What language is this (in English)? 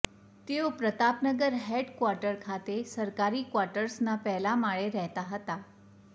Gujarati